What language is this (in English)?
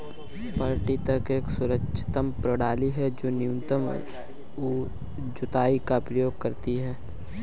Hindi